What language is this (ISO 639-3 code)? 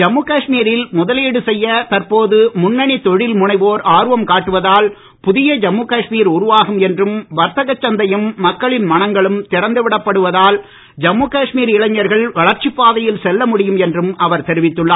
tam